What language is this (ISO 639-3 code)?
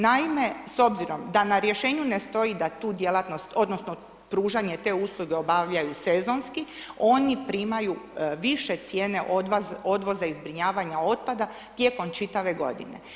hrv